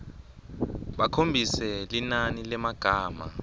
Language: Swati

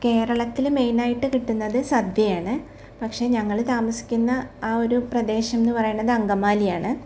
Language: Malayalam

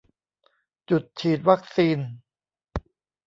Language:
Thai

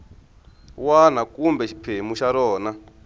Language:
Tsonga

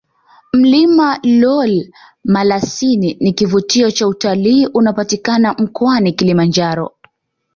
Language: Swahili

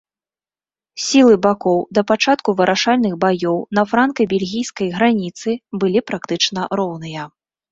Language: Belarusian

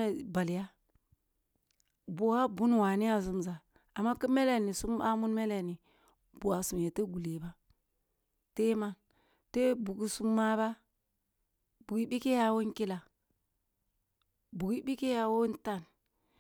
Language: Kulung (Nigeria)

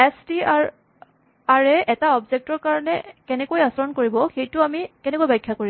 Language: Assamese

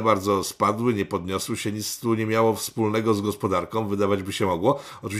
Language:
Polish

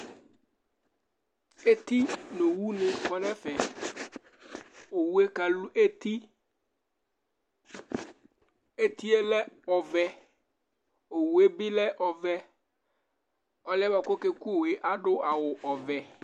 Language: Ikposo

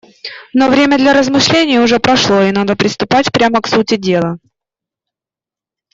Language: Russian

